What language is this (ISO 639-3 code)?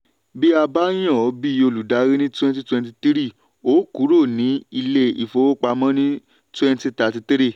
yor